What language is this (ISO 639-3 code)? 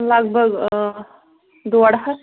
kas